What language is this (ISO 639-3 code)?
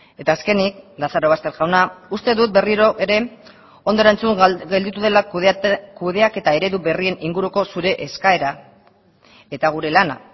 eus